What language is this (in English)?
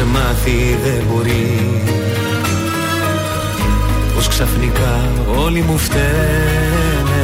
Greek